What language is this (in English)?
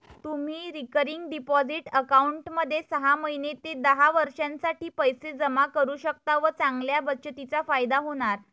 Marathi